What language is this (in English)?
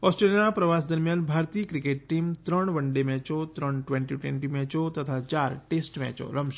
Gujarati